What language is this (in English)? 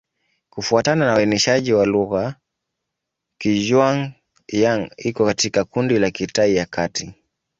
Swahili